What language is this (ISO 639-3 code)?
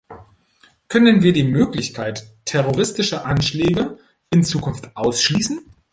deu